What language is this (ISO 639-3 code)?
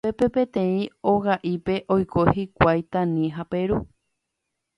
grn